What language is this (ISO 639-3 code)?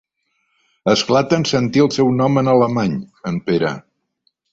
cat